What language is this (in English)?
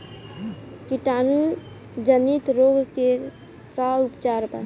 Bhojpuri